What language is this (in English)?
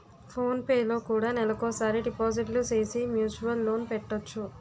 Telugu